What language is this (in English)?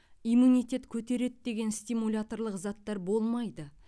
Kazakh